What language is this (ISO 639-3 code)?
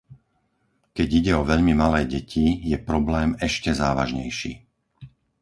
slk